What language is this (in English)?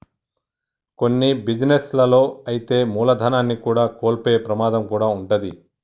Telugu